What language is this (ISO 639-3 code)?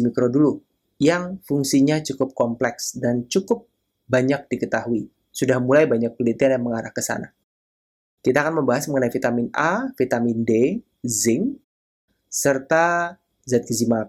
ind